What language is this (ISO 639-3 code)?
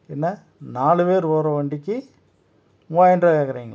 tam